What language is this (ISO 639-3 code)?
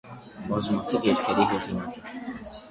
hye